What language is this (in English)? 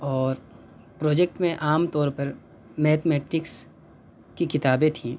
Urdu